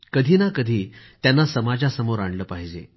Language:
Marathi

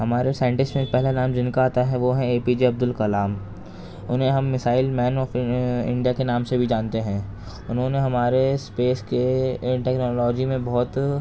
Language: Urdu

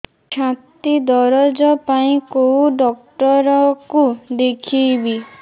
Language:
Odia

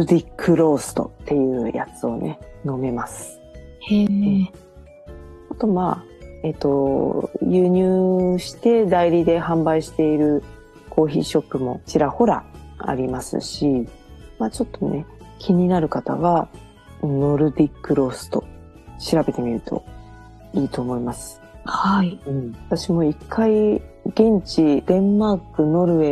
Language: Japanese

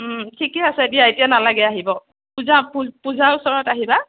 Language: Assamese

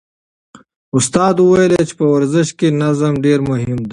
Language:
Pashto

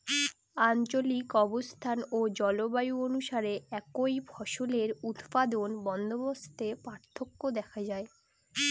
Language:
Bangla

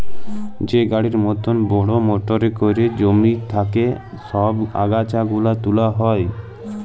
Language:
Bangla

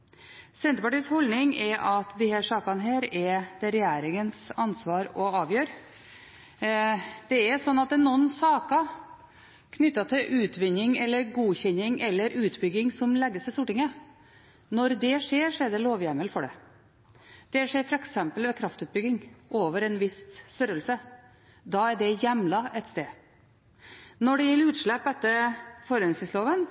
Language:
Norwegian Bokmål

